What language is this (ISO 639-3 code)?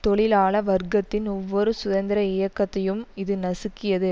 tam